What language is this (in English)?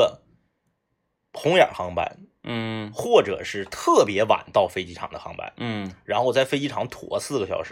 Chinese